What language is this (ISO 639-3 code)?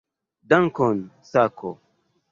epo